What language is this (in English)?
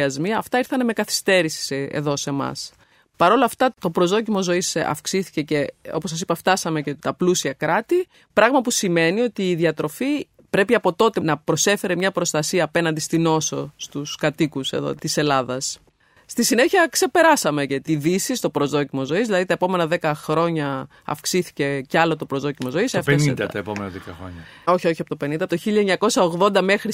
Greek